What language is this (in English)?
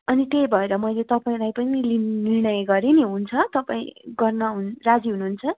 Nepali